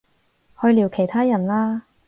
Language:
Cantonese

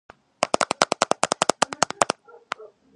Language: Georgian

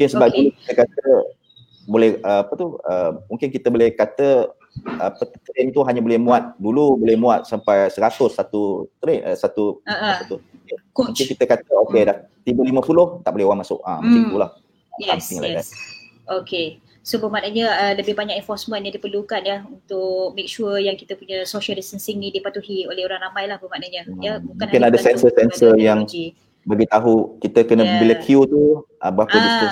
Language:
Malay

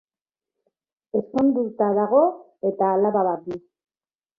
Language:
Basque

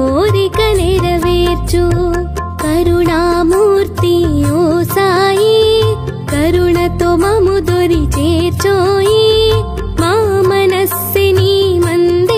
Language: Hindi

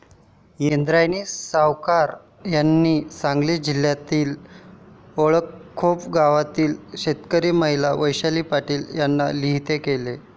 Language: Marathi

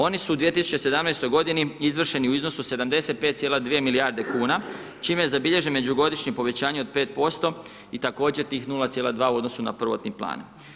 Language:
Croatian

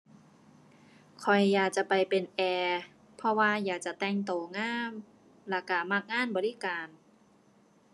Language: Thai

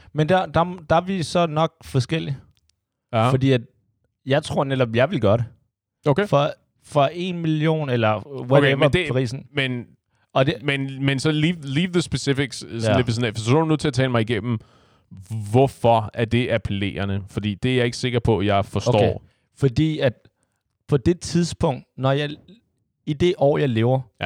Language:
Danish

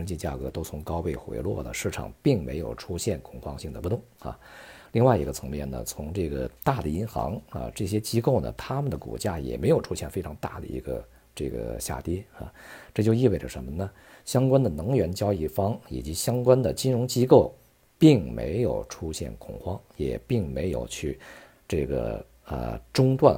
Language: Chinese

